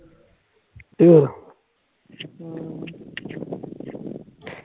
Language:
Punjabi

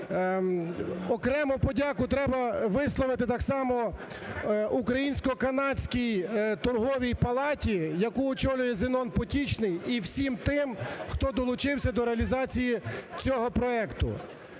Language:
Ukrainian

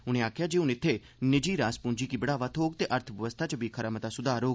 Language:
Dogri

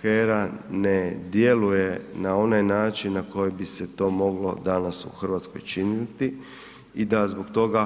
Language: Croatian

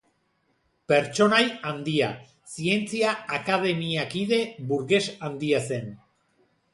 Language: Basque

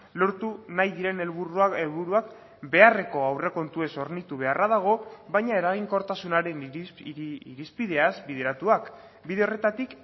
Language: Basque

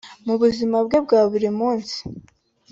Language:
Kinyarwanda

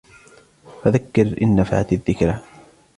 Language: Arabic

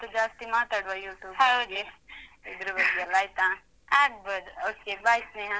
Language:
Kannada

